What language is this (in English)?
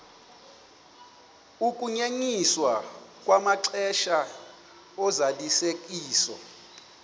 Xhosa